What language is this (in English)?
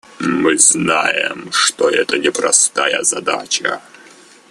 Russian